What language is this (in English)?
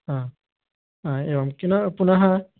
Sanskrit